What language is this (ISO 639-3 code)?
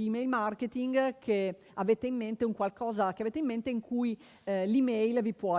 ita